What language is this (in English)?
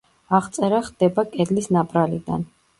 Georgian